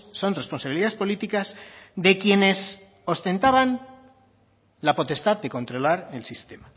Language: Spanish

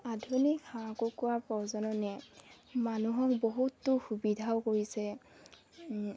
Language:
Assamese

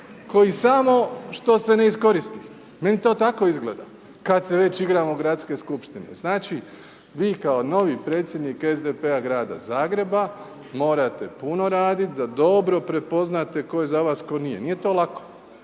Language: Croatian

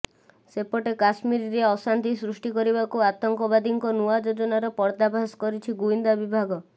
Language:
Odia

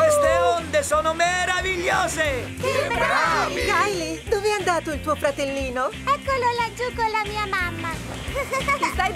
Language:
Italian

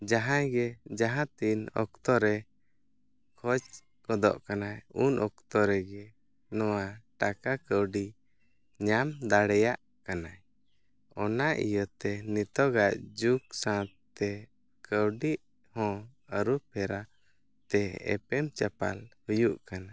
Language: Santali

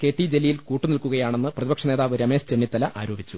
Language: Malayalam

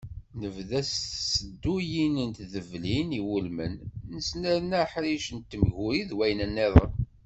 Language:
Kabyle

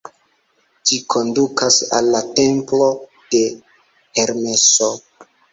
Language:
Esperanto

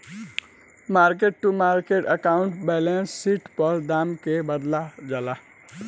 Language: Bhojpuri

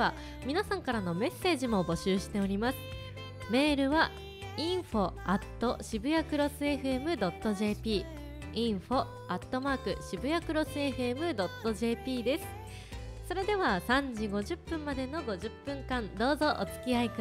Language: Japanese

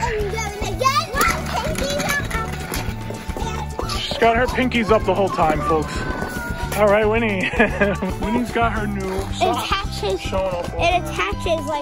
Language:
English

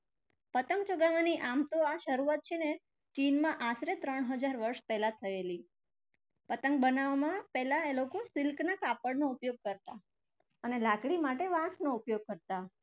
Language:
Gujarati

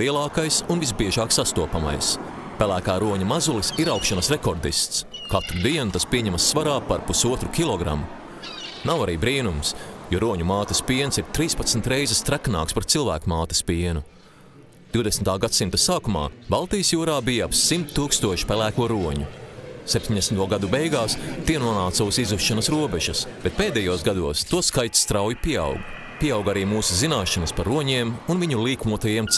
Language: Latvian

